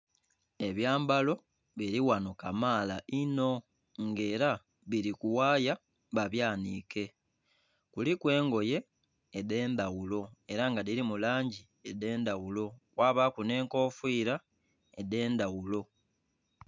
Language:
Soga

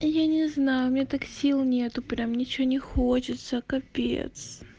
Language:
Russian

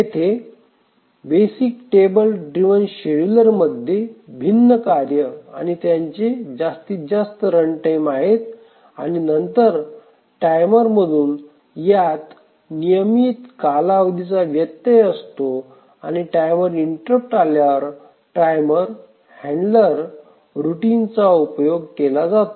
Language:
Marathi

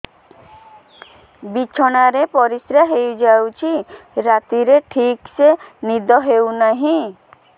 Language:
Odia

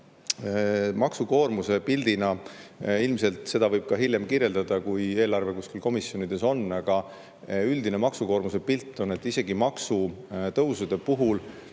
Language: Estonian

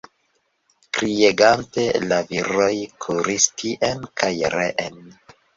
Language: Esperanto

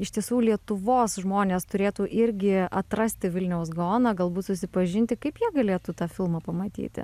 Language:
Lithuanian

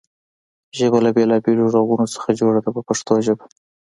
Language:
Pashto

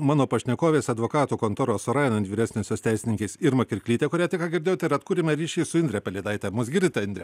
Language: Lithuanian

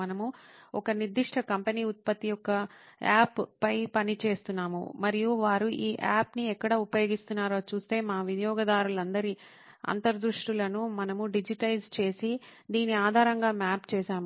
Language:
Telugu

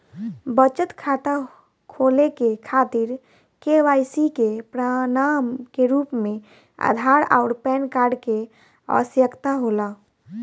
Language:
Bhojpuri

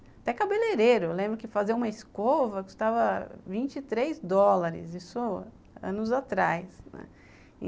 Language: Portuguese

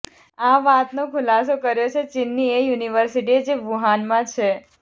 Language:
Gujarati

